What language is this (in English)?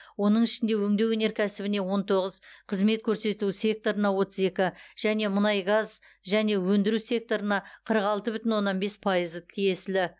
Kazakh